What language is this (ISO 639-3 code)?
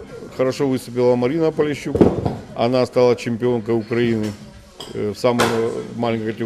ukr